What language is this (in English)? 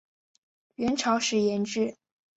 Chinese